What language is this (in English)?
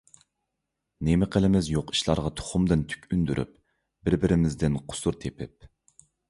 Uyghur